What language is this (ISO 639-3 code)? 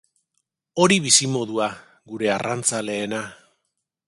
eus